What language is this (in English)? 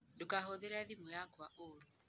Kikuyu